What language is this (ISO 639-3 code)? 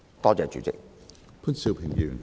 yue